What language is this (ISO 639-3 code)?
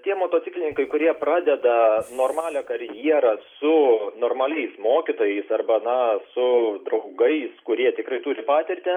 lit